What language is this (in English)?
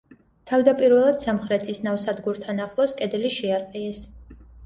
Georgian